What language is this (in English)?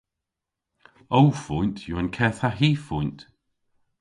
Cornish